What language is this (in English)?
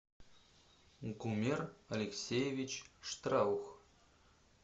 Russian